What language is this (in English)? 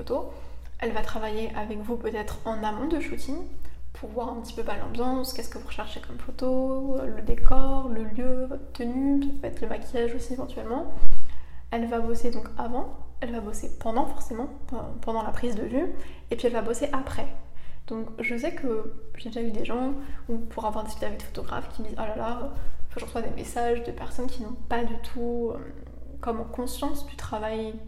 French